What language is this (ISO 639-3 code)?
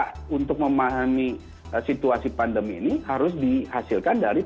ind